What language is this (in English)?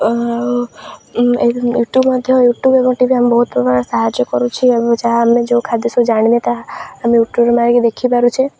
Odia